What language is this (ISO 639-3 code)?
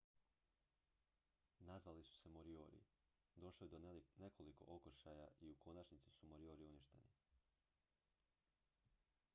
hrv